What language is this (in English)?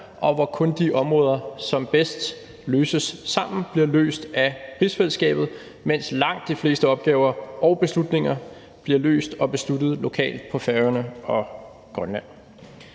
Danish